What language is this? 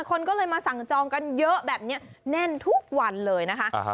Thai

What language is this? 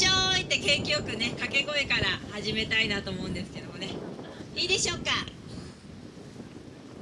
Japanese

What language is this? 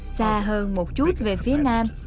Vietnamese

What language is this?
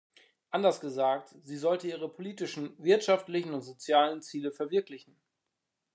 German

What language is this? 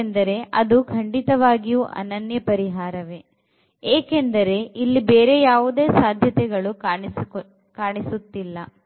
Kannada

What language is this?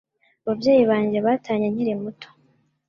Kinyarwanda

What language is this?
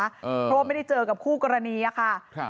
Thai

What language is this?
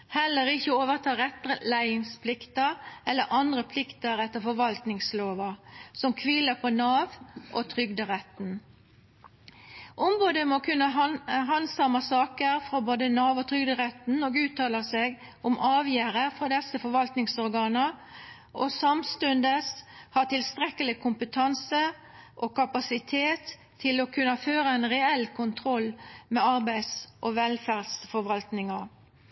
Norwegian Nynorsk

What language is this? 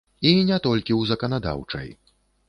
Belarusian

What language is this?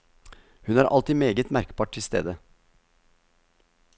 Norwegian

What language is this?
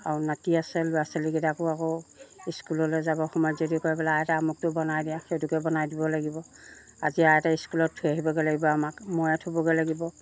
Assamese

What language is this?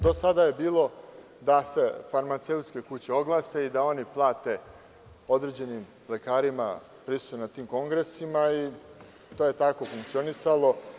Serbian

